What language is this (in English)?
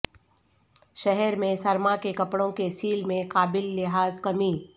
Urdu